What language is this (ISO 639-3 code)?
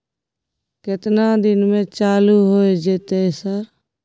mai